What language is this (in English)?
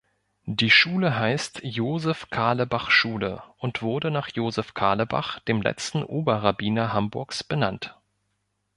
German